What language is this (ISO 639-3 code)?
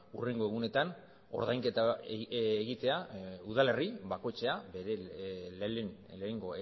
eus